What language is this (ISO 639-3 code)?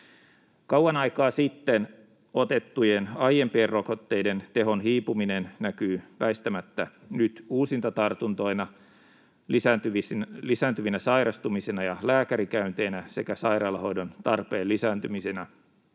fin